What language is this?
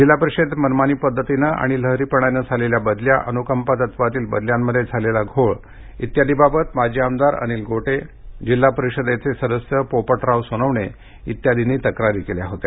Marathi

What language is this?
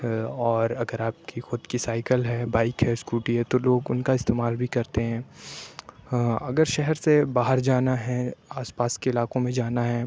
Urdu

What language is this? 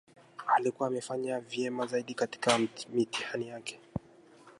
Swahili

